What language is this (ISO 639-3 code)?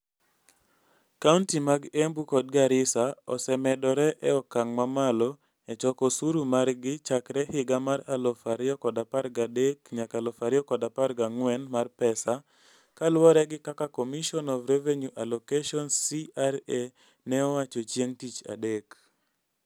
luo